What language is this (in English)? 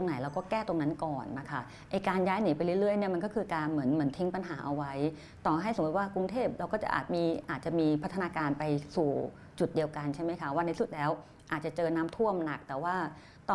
Thai